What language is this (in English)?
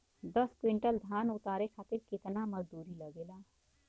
Bhojpuri